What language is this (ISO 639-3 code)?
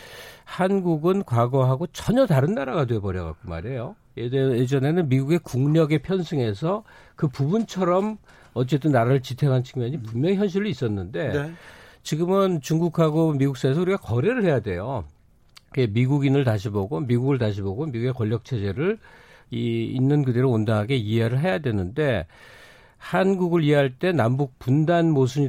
kor